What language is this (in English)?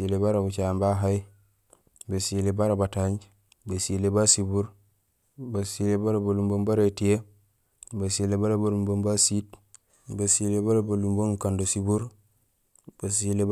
Gusilay